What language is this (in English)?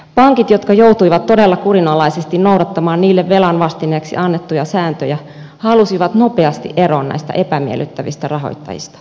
Finnish